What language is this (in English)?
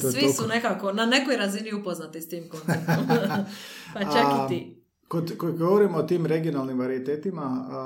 Croatian